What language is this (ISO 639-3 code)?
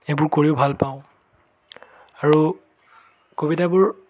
asm